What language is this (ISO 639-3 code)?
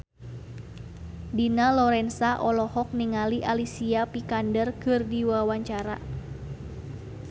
sun